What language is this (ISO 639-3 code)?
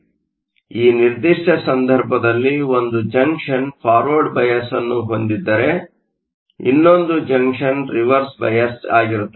kan